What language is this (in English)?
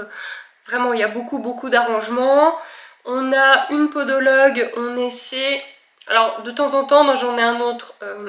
French